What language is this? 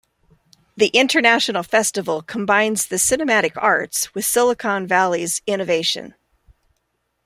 English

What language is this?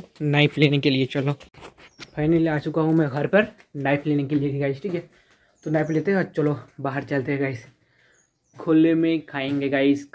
Hindi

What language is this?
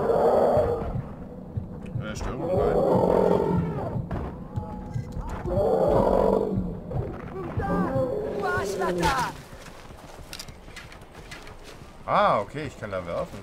German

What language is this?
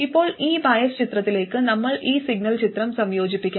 Malayalam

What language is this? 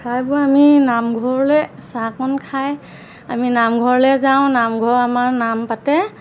Assamese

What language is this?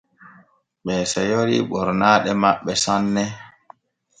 Borgu Fulfulde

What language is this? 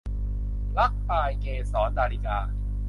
Thai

